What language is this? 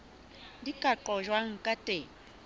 Southern Sotho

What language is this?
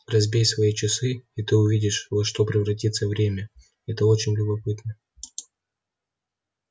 Russian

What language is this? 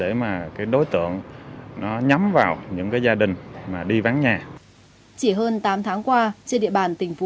Vietnamese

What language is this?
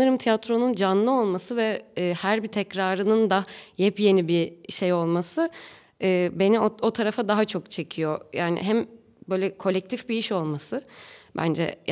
Turkish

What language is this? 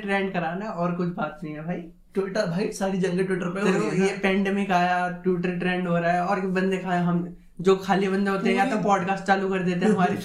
Hindi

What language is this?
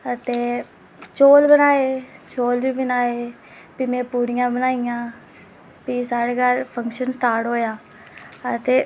Dogri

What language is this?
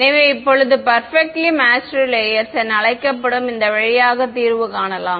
Tamil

